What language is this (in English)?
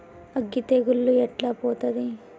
Telugu